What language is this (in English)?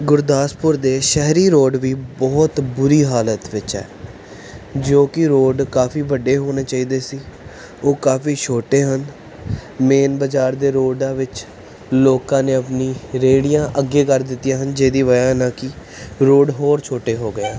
Punjabi